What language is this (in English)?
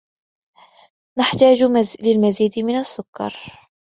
Arabic